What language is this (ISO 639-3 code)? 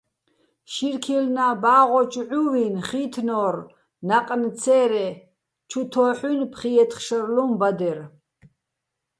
bbl